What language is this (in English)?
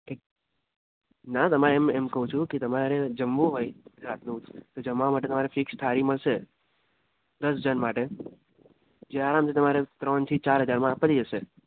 Gujarati